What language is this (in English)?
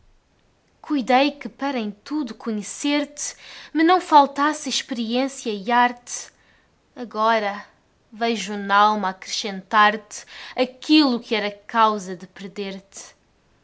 Portuguese